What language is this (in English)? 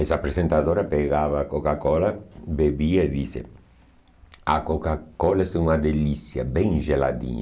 Portuguese